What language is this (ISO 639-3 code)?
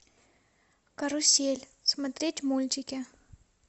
rus